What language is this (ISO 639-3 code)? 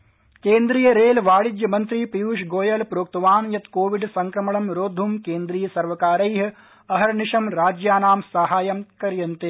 san